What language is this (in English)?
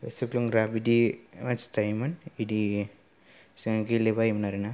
Bodo